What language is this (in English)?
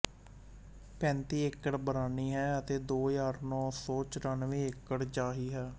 Punjabi